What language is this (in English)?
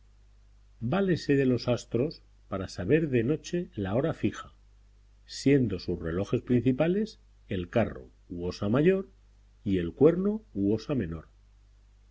Spanish